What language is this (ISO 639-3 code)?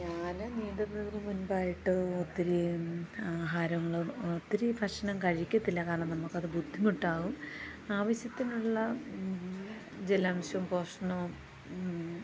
mal